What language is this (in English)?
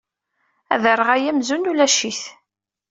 Kabyle